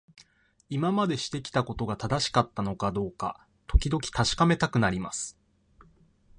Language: Japanese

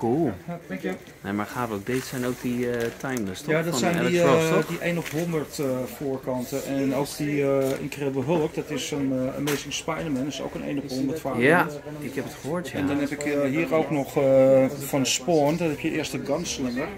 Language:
Dutch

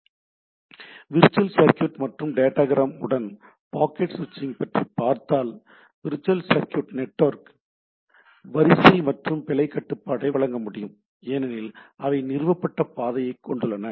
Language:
Tamil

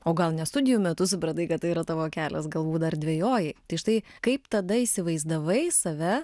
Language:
Lithuanian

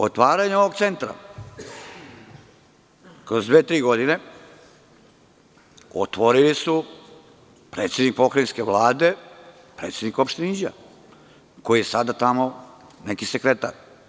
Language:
Serbian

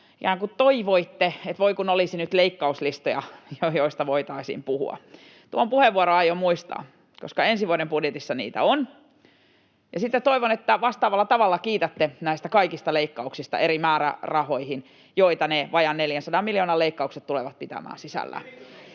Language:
Finnish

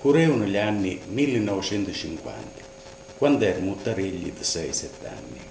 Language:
Italian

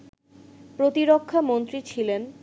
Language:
Bangla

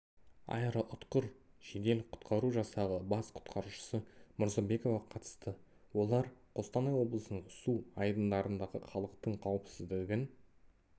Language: Kazakh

